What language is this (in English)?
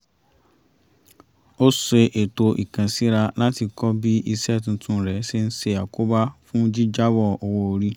Yoruba